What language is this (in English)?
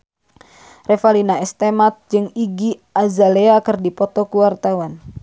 Sundanese